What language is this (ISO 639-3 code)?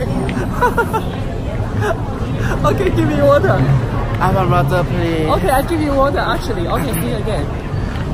eng